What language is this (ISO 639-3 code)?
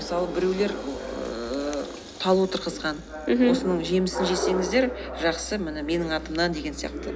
kaz